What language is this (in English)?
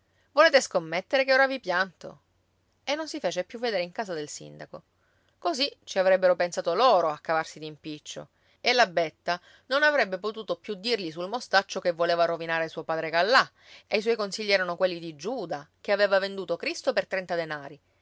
Italian